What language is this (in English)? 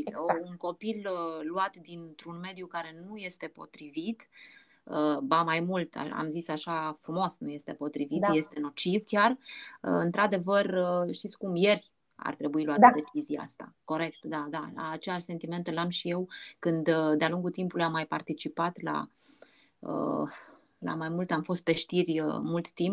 Romanian